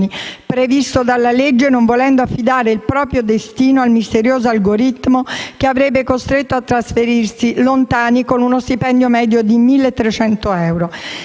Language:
Italian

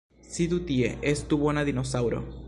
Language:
Esperanto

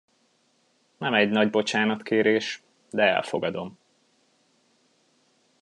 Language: Hungarian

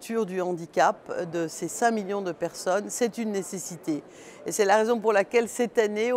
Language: French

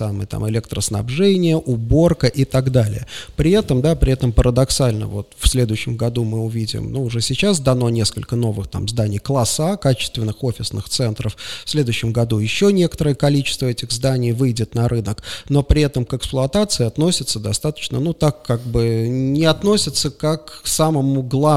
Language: Russian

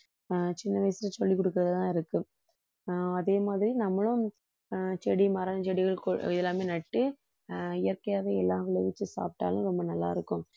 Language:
Tamil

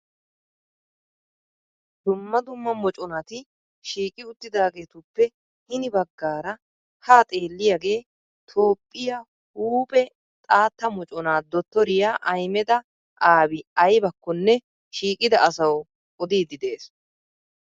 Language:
Wolaytta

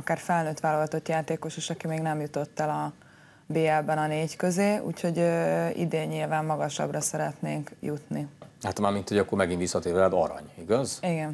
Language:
Hungarian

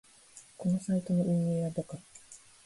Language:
Japanese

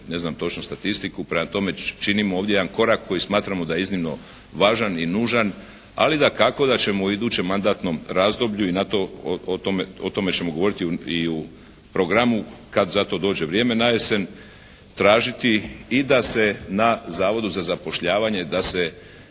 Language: Croatian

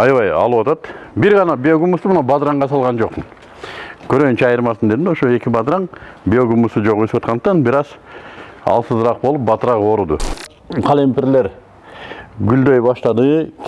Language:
Turkish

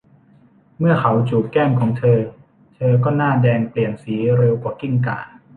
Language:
Thai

